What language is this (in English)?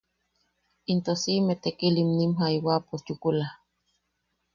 Yaqui